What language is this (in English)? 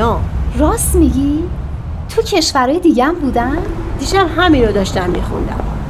Persian